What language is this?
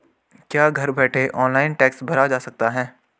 Hindi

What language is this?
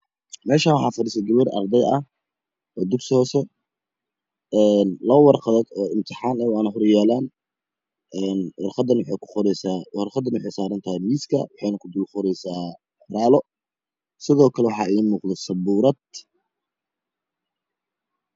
Somali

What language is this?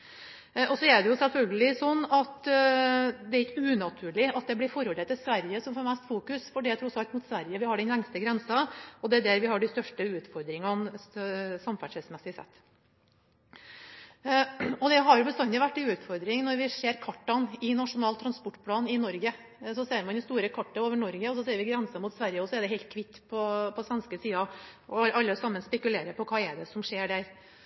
Norwegian Bokmål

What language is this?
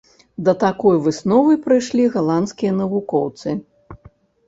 Belarusian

